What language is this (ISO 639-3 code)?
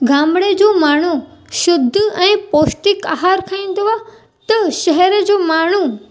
snd